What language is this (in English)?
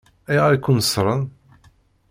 Kabyle